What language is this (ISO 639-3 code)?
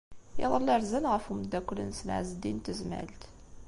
kab